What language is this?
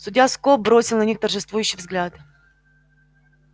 Russian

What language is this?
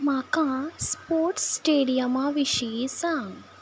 Konkani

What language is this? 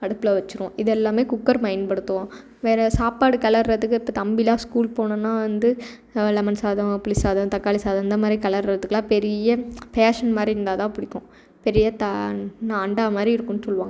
Tamil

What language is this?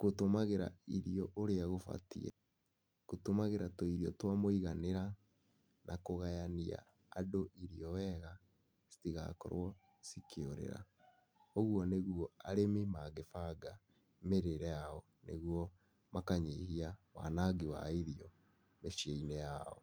Kikuyu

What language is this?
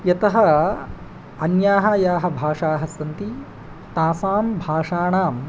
Sanskrit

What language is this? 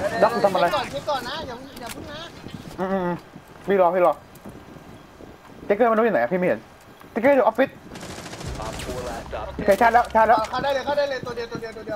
Thai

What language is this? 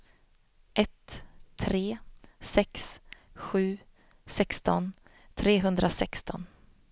Swedish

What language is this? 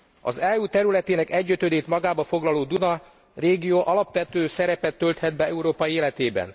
Hungarian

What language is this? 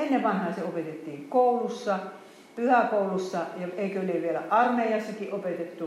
Finnish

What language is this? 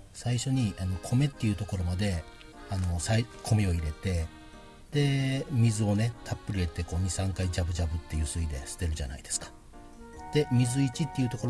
Japanese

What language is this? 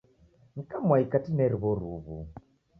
Taita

